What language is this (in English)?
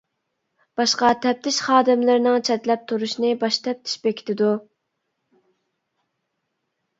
Uyghur